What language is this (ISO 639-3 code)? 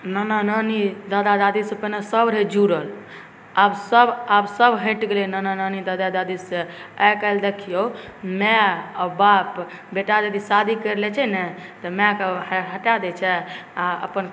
mai